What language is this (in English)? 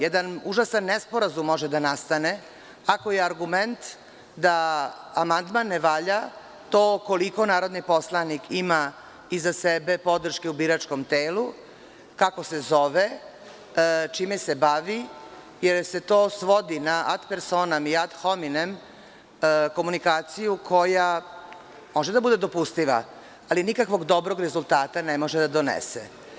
Serbian